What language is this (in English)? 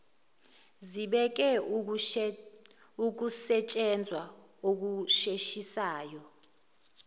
Zulu